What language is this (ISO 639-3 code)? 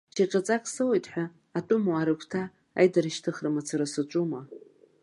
abk